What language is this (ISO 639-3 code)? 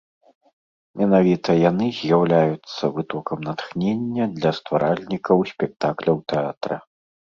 bel